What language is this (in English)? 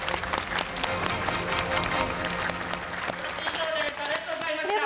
Japanese